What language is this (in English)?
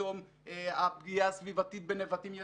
Hebrew